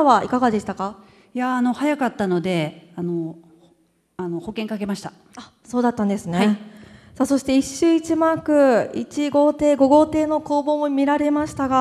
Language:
Japanese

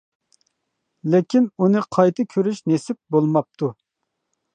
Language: Uyghur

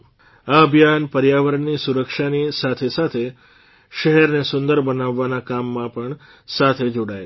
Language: Gujarati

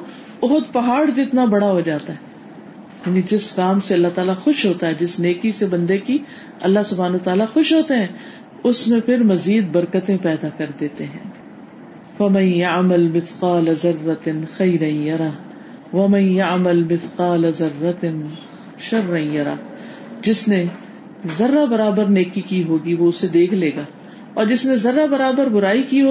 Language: Urdu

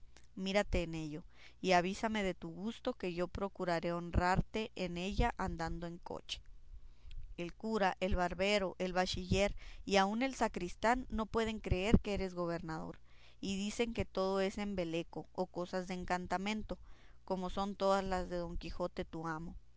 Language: Spanish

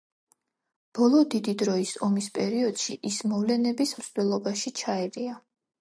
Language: Georgian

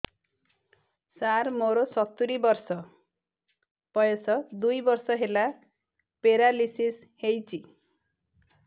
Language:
Odia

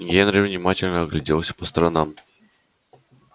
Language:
Russian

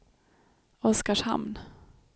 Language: Swedish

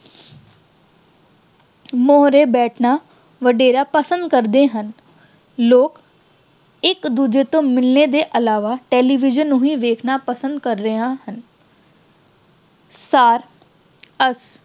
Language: Punjabi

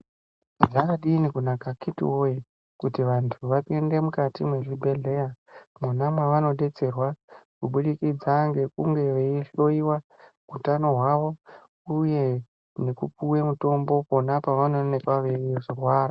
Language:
Ndau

